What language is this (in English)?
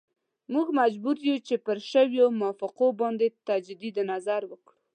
Pashto